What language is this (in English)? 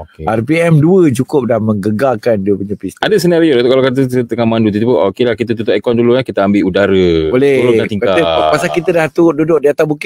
Malay